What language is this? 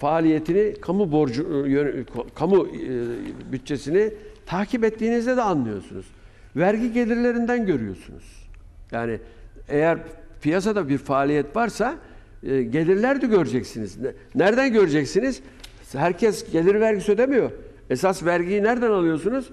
Turkish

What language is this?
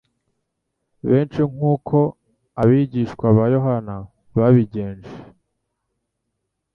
Kinyarwanda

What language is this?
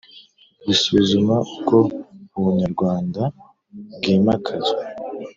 Kinyarwanda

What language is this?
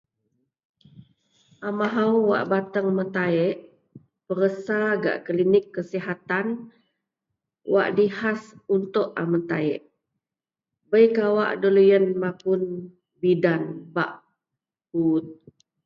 Central Melanau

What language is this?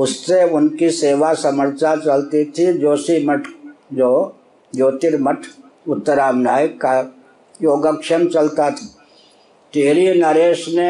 Hindi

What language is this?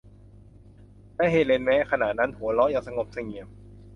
Thai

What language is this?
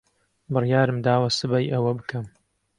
Central Kurdish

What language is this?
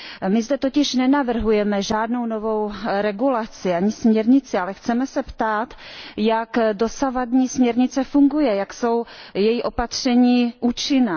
Czech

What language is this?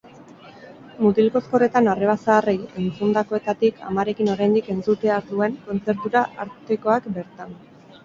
Basque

